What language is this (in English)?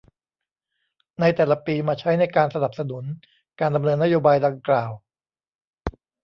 Thai